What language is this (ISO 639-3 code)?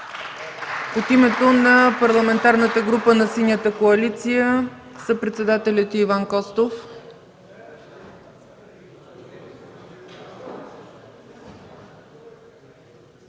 bul